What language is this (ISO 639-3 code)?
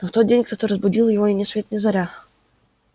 rus